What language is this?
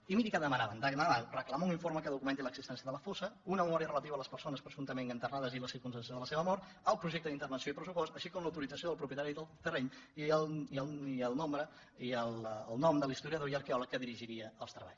Catalan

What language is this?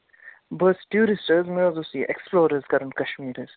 Kashmiri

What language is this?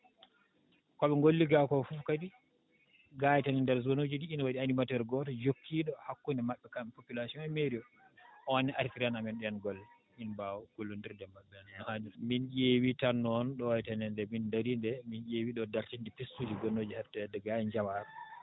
Fula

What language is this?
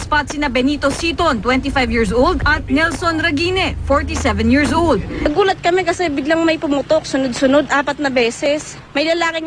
Filipino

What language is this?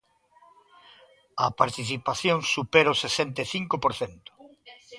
Galician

